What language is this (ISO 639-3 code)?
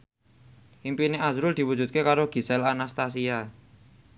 jav